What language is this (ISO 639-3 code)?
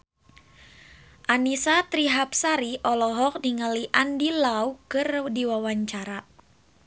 sun